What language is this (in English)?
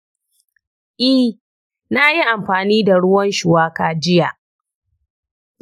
Hausa